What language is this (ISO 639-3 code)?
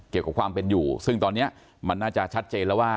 tha